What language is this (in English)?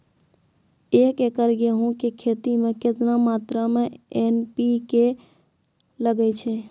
Maithili